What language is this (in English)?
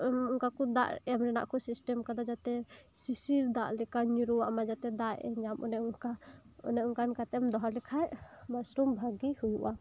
Santali